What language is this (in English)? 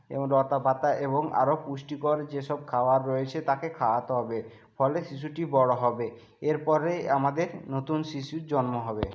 Bangla